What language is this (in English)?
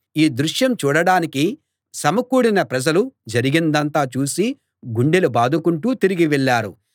Telugu